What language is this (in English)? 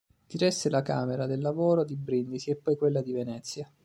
Italian